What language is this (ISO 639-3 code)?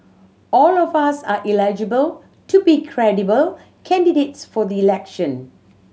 eng